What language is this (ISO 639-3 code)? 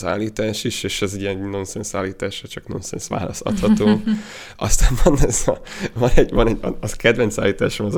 hun